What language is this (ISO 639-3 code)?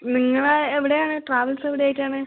mal